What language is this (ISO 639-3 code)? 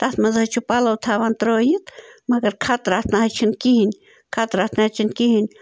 kas